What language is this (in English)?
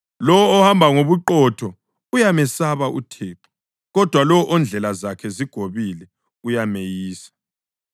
North Ndebele